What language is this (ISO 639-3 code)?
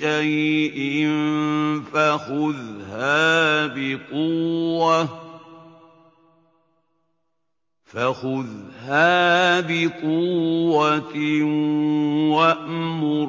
ara